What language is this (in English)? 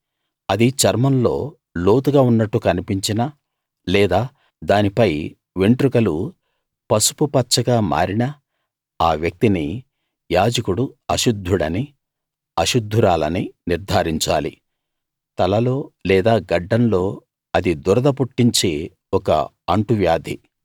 Telugu